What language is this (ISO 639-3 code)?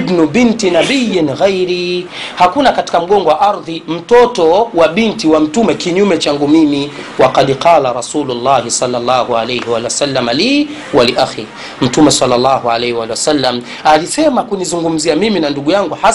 swa